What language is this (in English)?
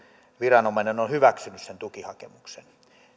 Finnish